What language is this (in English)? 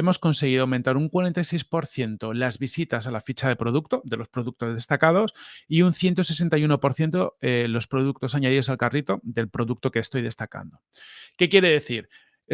Spanish